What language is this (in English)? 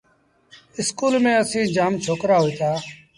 Sindhi Bhil